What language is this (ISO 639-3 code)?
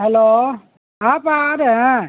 urd